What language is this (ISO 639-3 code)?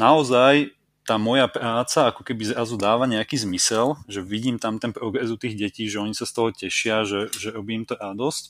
ces